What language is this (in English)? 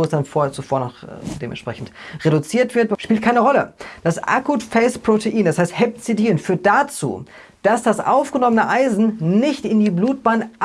German